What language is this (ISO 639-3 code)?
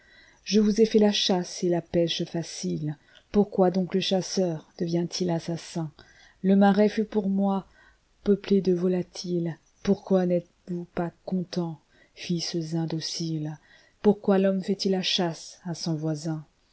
fra